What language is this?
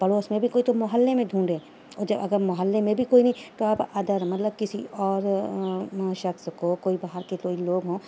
Urdu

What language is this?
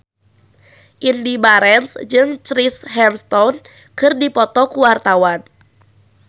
Sundanese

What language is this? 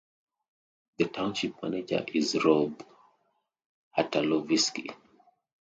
English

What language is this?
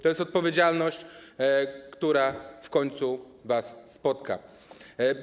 Polish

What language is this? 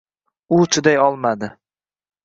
Uzbek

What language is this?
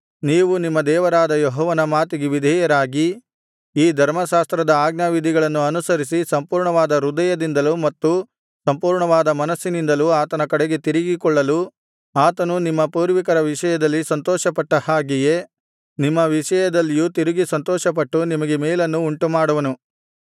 Kannada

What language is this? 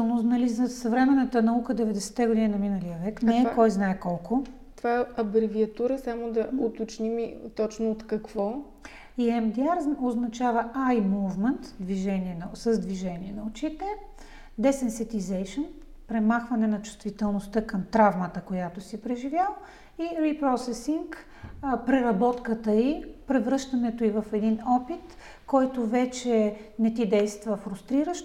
Bulgarian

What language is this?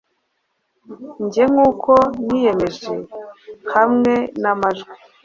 Kinyarwanda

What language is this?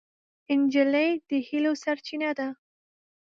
Pashto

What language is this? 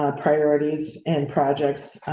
English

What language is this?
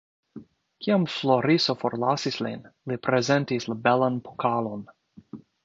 Esperanto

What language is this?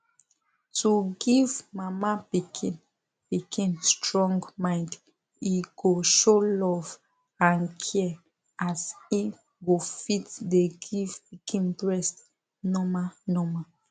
Nigerian Pidgin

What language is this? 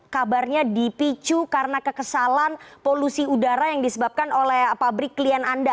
Indonesian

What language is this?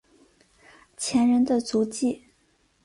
Chinese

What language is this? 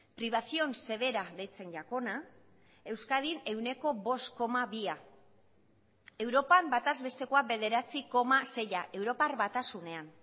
Basque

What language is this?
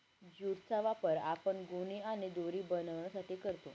Marathi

